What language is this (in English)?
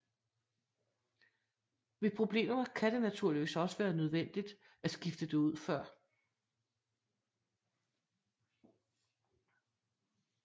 Danish